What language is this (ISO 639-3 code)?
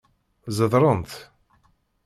kab